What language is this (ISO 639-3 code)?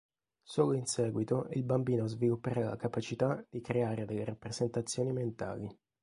ita